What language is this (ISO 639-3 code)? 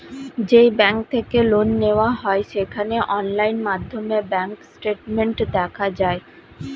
ben